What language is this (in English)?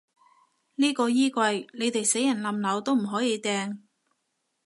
Cantonese